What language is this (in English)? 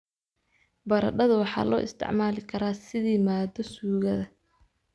Somali